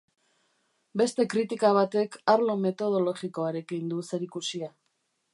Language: Basque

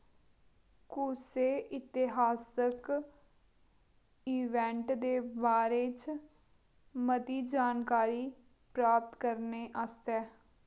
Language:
Dogri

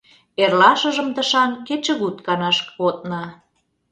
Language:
Mari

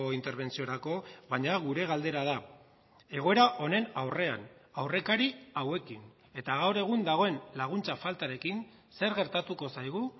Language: Basque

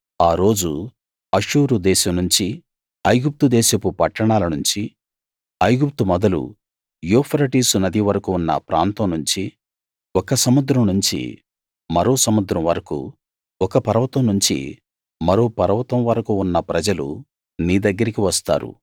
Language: Telugu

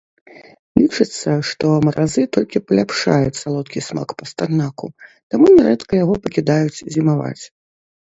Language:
Belarusian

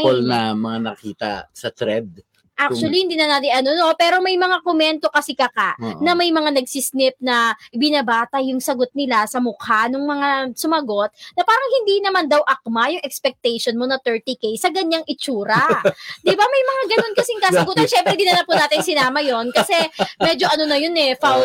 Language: Filipino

